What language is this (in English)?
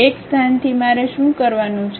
Gujarati